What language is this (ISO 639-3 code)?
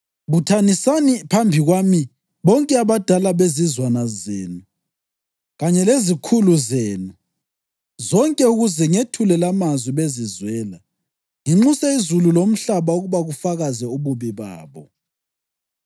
nde